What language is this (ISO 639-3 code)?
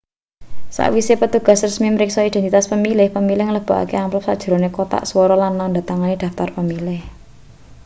jav